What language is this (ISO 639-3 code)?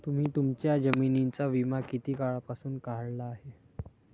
mar